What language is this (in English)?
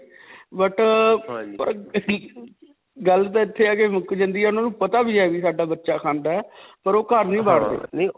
Punjabi